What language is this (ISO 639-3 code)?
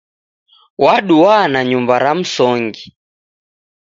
dav